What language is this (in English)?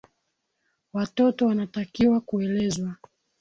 Swahili